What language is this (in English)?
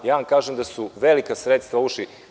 Serbian